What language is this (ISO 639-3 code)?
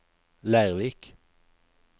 nor